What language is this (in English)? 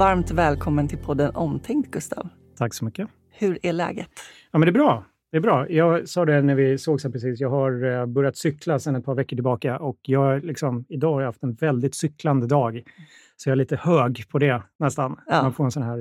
Swedish